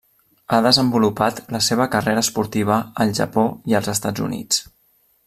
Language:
Catalan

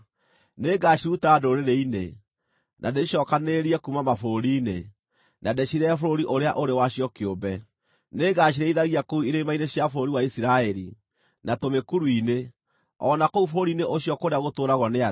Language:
Kikuyu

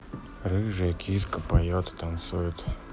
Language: Russian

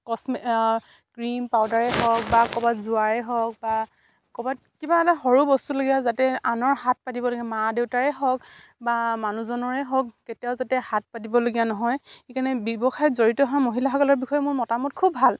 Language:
Assamese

